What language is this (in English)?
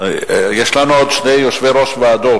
Hebrew